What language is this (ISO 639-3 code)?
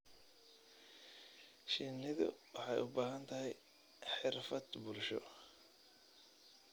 som